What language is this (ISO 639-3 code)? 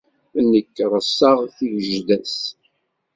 kab